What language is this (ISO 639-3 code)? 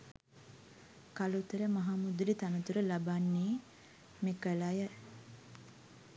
sin